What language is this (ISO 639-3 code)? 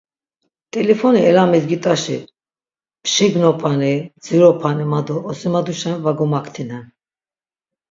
lzz